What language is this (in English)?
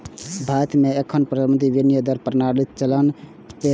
Maithili